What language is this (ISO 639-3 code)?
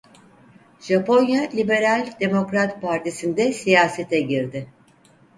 tur